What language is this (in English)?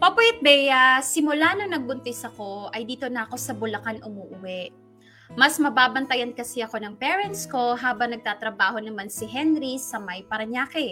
Filipino